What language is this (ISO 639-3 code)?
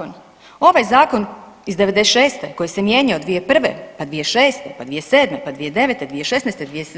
hrv